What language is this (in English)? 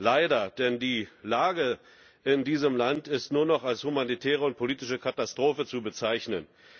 German